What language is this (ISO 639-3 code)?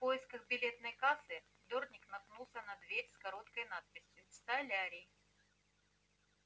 rus